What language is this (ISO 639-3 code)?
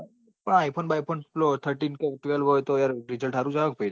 guj